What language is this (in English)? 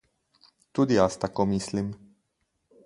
Slovenian